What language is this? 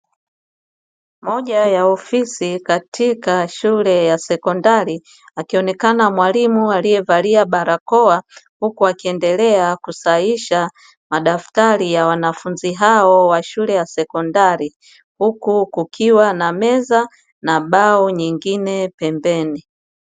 Swahili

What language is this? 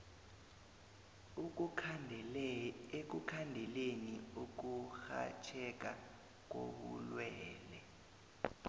South Ndebele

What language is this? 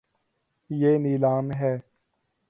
Urdu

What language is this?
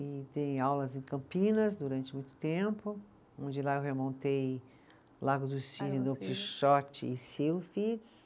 Portuguese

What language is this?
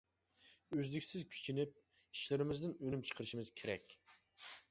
Uyghur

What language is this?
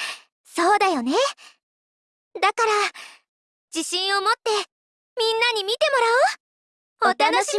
Japanese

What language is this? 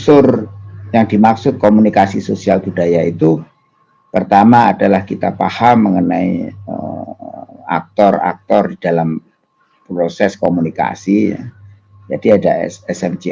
Indonesian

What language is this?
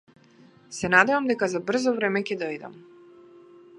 Macedonian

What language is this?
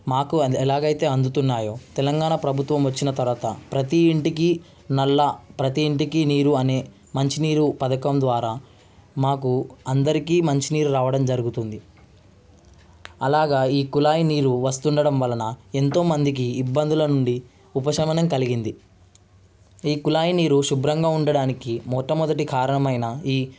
Telugu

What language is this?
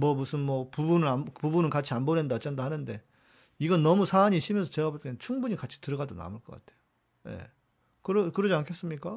Korean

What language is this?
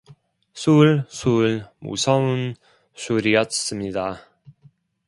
Korean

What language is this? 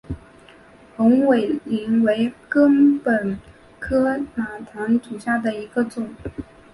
Chinese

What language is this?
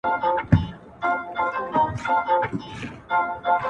Pashto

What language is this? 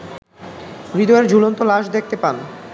Bangla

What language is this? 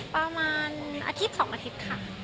Thai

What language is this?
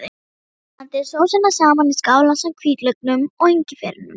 Icelandic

